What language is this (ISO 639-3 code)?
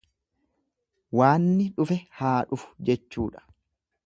orm